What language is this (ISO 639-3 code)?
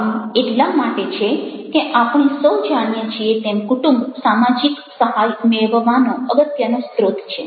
guj